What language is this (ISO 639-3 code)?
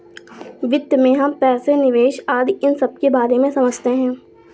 hin